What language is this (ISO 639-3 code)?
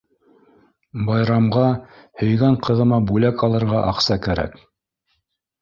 bak